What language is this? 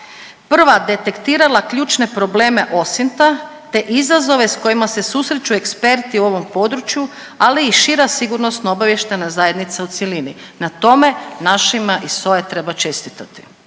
Croatian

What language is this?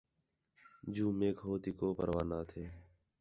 Khetrani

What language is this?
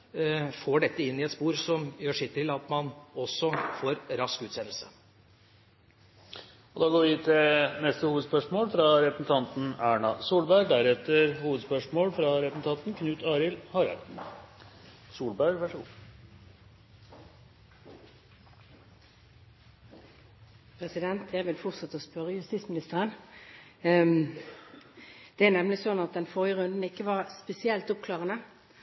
Norwegian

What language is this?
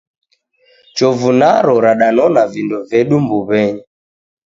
Taita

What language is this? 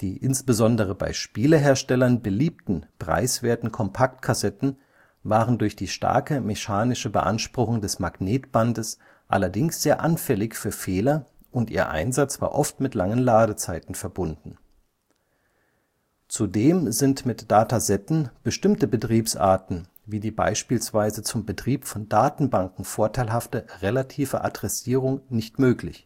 German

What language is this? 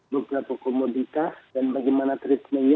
Indonesian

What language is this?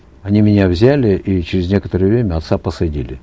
Kazakh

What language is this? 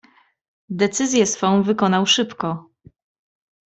Polish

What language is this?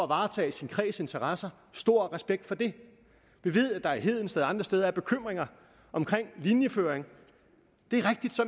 Danish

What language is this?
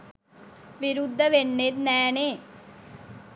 Sinhala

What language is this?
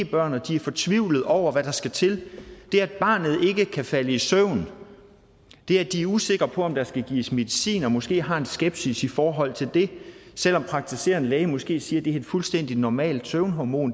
Danish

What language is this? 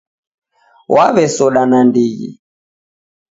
Taita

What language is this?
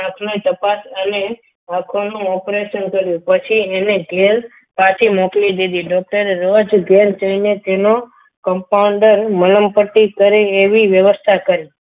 Gujarati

